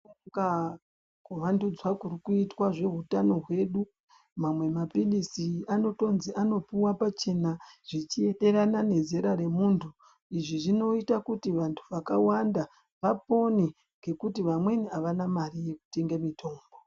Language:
Ndau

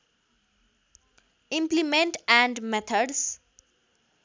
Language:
Nepali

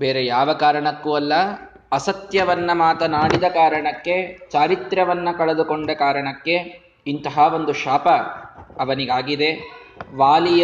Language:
Kannada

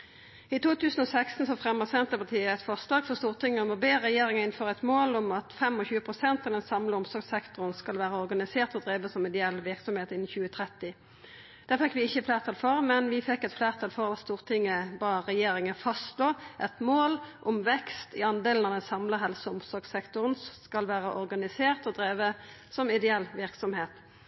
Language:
Norwegian Nynorsk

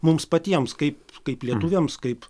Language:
Lithuanian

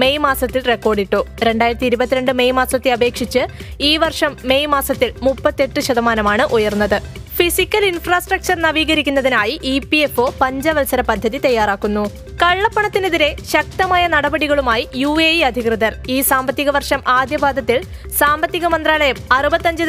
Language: Malayalam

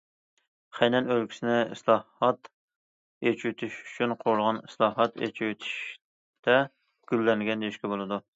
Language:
Uyghur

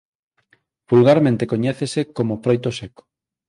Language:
Galician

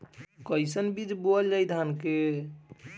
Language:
Bhojpuri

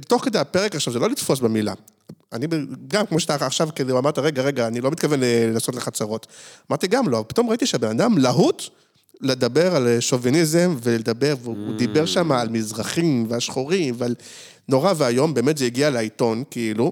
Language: Hebrew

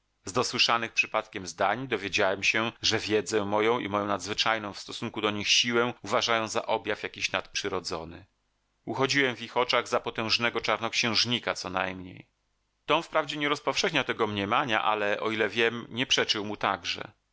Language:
Polish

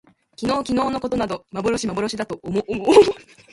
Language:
Japanese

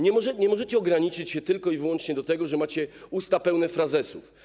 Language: Polish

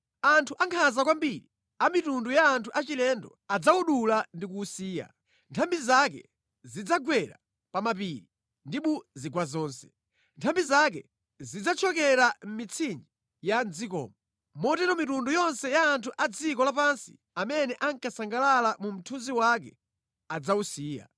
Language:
Nyanja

